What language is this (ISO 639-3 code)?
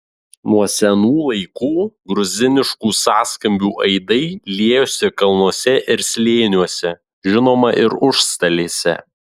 lit